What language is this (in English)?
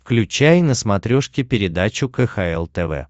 Russian